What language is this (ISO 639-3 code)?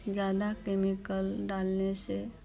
hin